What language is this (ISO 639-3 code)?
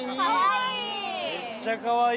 jpn